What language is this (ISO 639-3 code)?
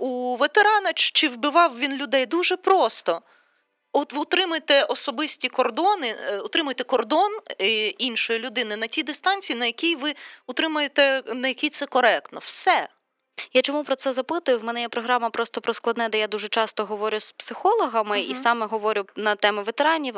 ukr